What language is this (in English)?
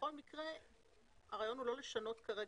Hebrew